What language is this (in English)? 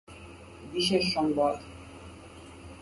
Bangla